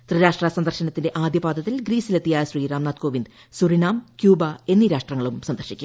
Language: Malayalam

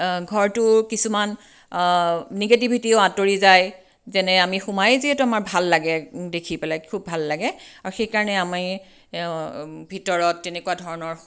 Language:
Assamese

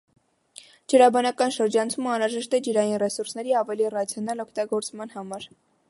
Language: Armenian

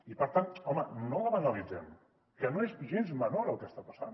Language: Catalan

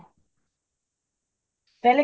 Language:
Punjabi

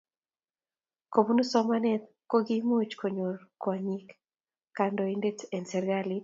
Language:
Kalenjin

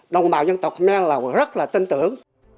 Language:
Vietnamese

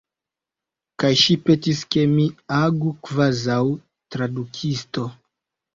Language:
Esperanto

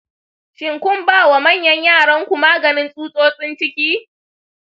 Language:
Hausa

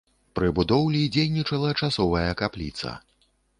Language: Belarusian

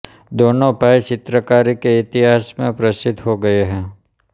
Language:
Hindi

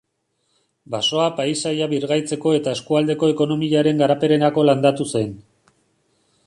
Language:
Basque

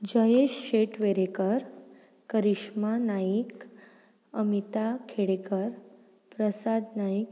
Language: Konkani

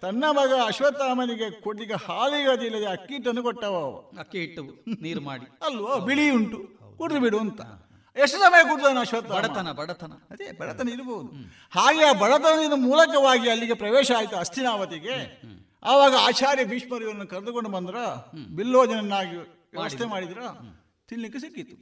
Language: Kannada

